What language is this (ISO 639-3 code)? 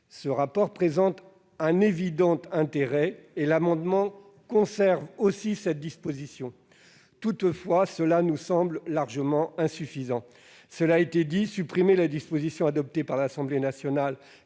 fra